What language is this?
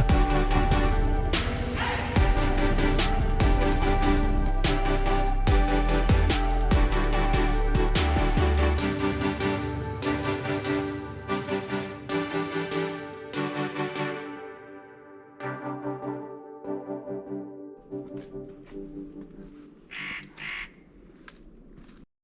Korean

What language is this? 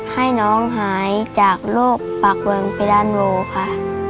Thai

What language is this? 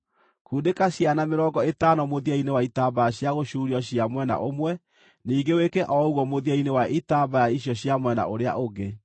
Kikuyu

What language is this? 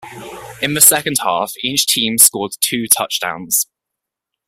English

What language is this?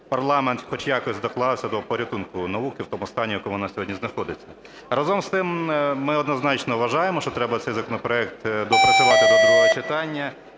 Ukrainian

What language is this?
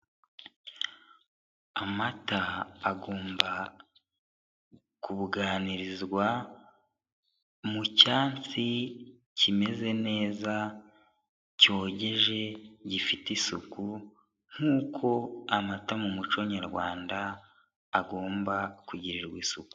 Kinyarwanda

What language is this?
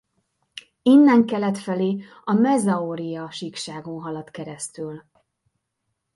Hungarian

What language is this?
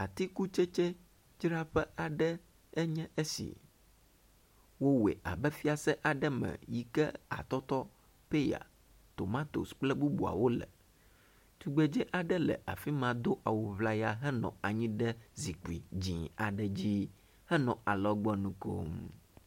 Ewe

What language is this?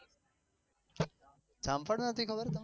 Gujarati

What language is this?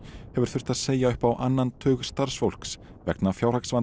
Icelandic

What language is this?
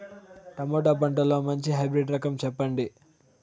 Telugu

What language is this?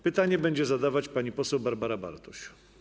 Polish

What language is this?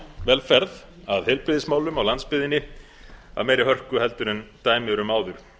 Icelandic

